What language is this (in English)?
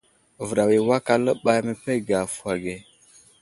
Wuzlam